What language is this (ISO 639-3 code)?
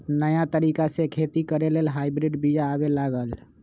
mag